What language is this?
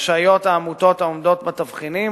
Hebrew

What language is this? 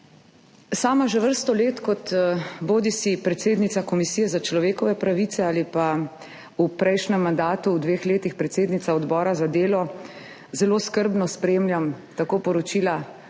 Slovenian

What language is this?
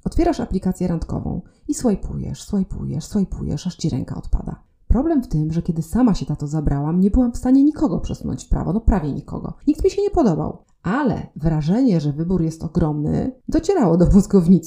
Polish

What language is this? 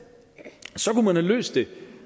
Danish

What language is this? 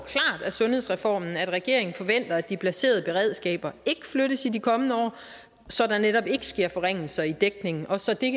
Danish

